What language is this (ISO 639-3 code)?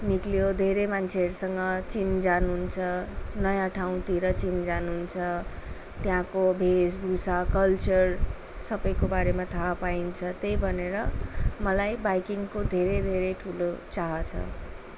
nep